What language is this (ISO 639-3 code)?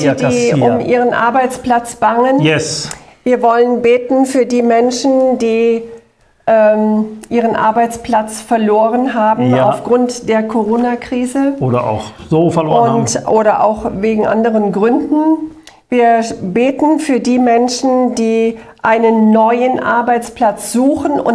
deu